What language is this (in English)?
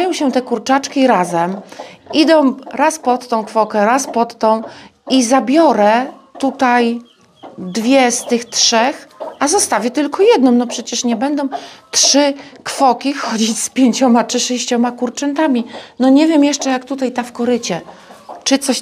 Polish